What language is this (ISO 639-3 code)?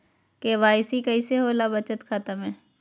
mag